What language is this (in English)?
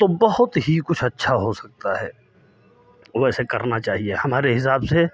Hindi